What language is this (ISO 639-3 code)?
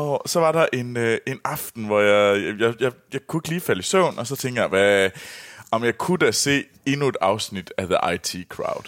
dan